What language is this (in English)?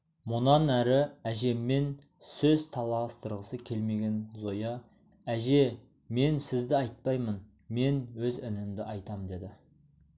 Kazakh